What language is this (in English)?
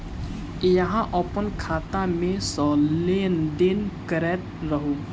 Maithili